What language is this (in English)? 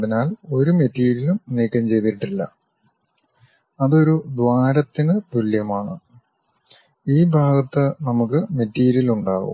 Malayalam